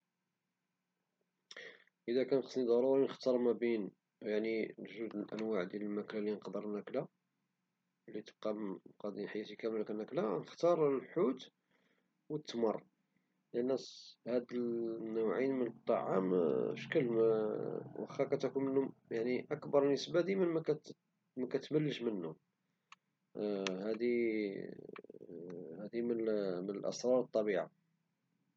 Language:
Moroccan Arabic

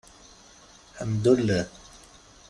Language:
Kabyle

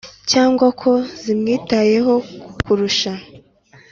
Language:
Kinyarwanda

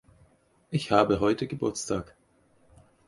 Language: German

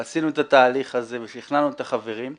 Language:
Hebrew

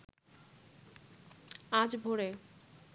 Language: Bangla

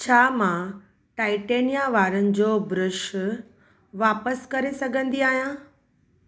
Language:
Sindhi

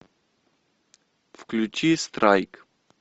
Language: Russian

